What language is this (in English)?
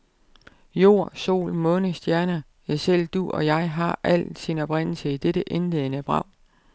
Danish